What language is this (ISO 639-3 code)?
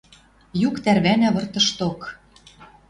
mrj